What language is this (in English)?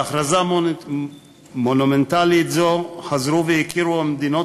Hebrew